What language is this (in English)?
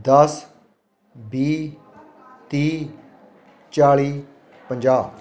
Punjabi